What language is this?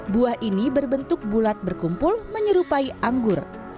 Indonesian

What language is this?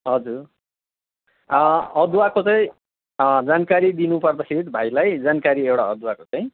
Nepali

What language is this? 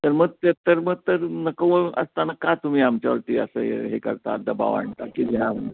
Marathi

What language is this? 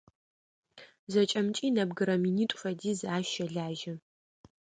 Adyghe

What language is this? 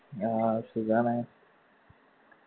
Malayalam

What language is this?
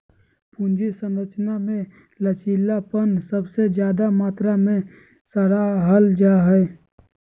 Magahi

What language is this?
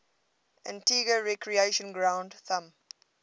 English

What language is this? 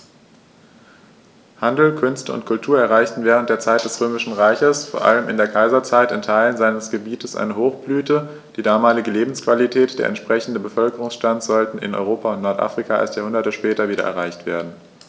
German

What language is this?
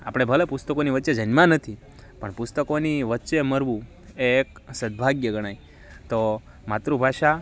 Gujarati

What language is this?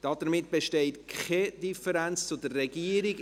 Swiss German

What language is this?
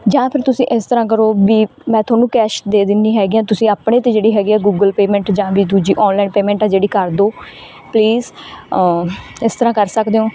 Punjabi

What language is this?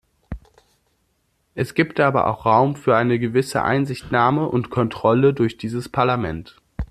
German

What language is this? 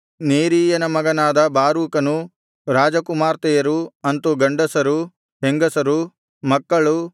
Kannada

